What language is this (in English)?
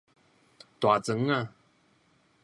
Min Nan Chinese